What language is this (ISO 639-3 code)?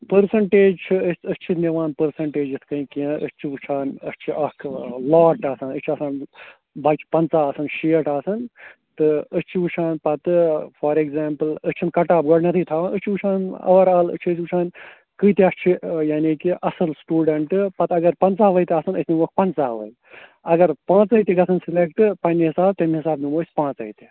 kas